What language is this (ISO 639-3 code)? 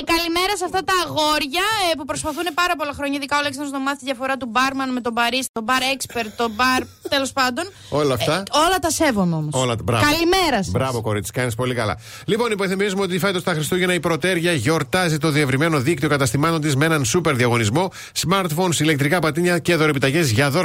ell